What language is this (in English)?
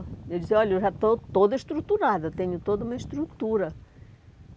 Portuguese